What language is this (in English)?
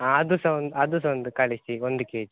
Kannada